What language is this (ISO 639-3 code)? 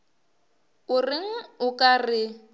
nso